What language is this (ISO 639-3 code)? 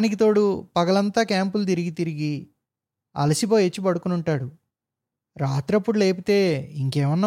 tel